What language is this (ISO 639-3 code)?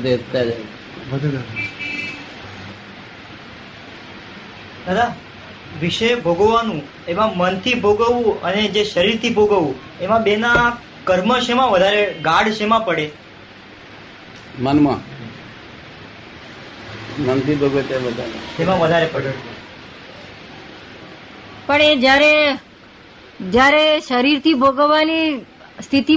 guj